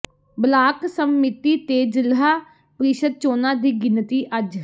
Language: Punjabi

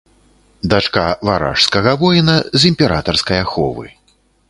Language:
Belarusian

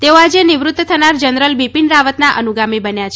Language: Gujarati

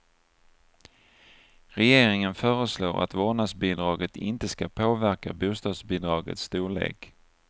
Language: Swedish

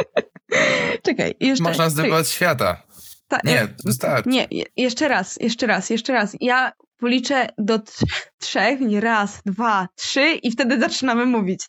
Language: Polish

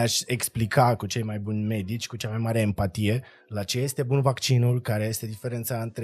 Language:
Romanian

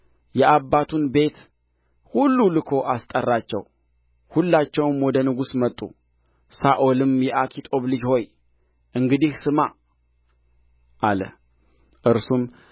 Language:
Amharic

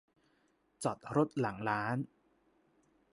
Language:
Thai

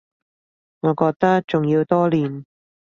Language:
Cantonese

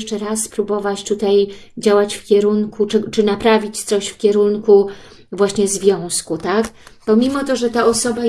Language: Polish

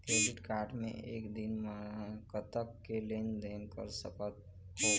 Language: Chhattisgarhi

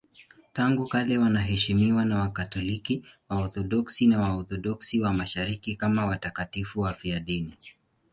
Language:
Swahili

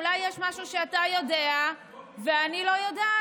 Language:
Hebrew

